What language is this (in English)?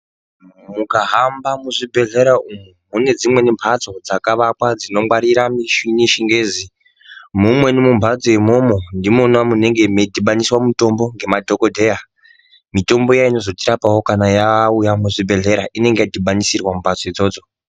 Ndau